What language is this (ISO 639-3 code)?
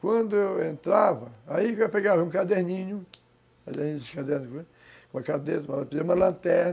por